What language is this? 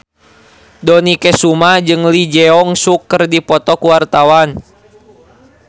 Sundanese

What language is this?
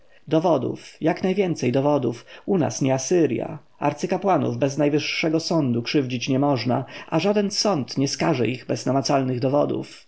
Polish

